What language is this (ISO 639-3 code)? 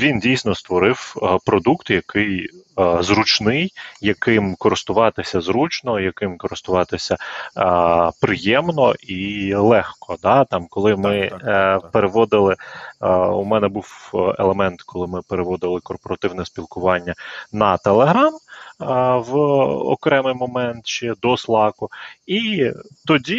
ukr